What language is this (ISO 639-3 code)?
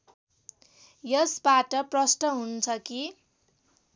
nep